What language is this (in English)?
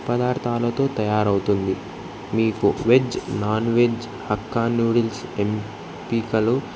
Telugu